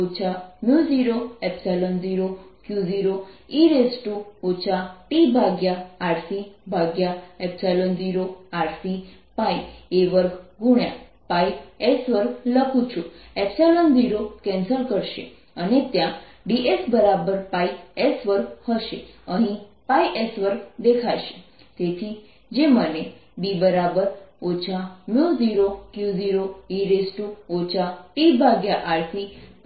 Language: Gujarati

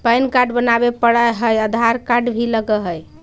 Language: Magahi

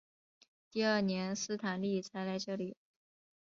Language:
Chinese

